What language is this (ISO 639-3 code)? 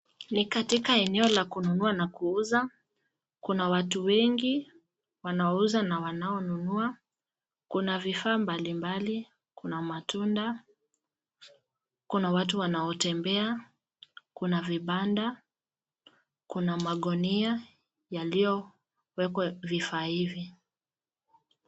swa